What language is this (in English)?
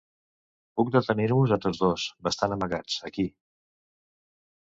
Catalan